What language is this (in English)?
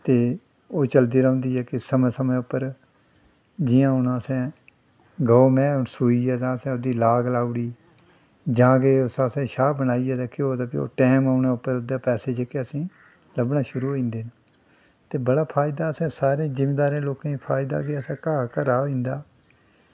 Dogri